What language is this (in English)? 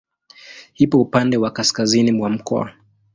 Swahili